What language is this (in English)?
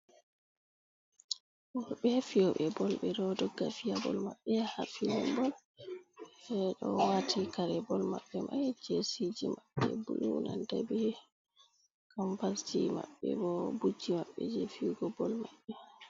Fula